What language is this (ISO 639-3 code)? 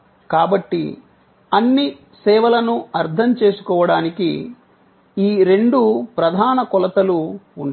tel